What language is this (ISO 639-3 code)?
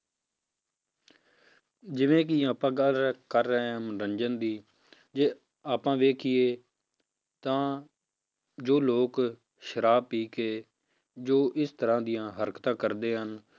pan